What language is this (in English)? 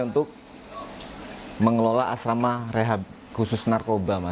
Indonesian